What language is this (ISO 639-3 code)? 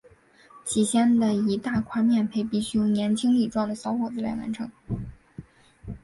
zho